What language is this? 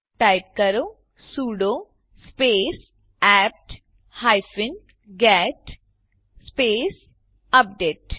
Gujarati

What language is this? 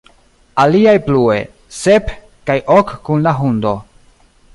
Esperanto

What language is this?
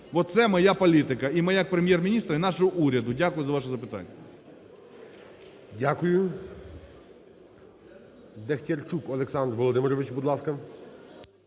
Ukrainian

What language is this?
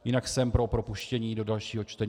Czech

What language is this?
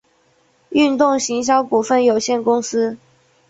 Chinese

